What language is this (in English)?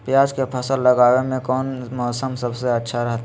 Magahi